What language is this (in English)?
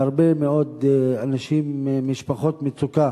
Hebrew